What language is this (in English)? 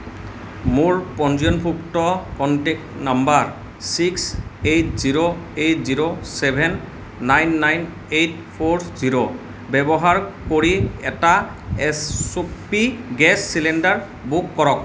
Assamese